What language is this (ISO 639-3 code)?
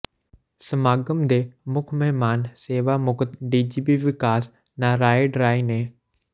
pan